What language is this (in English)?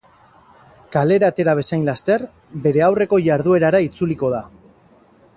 Basque